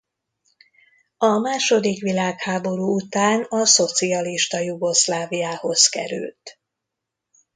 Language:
Hungarian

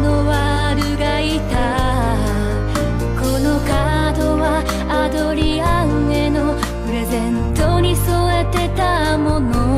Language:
Japanese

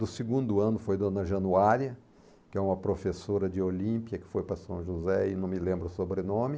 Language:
Portuguese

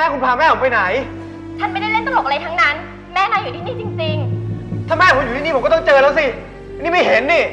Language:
Thai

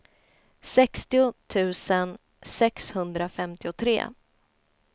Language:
Swedish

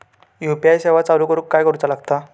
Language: Marathi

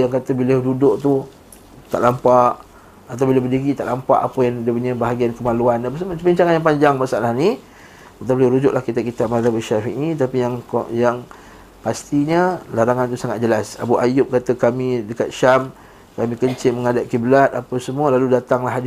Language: Malay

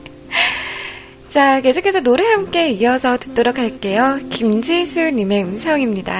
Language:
Korean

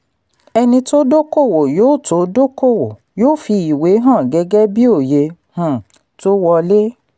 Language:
Yoruba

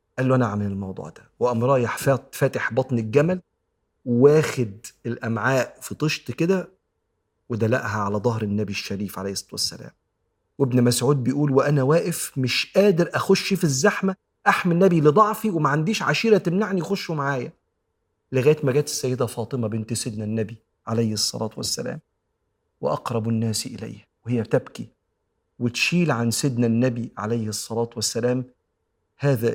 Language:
Arabic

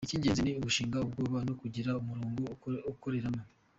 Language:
Kinyarwanda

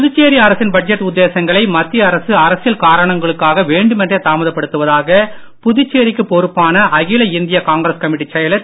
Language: Tamil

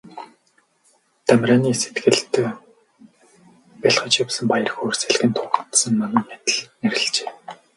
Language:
Mongolian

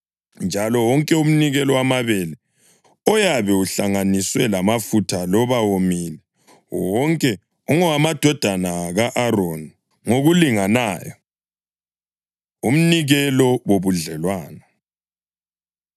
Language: North Ndebele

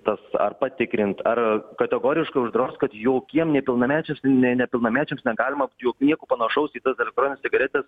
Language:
Lithuanian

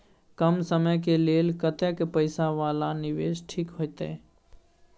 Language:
Maithili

